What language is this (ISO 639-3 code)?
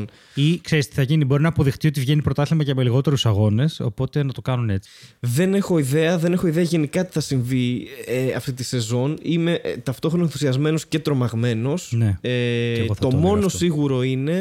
ell